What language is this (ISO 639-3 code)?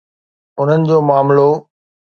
snd